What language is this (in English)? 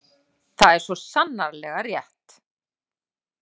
Icelandic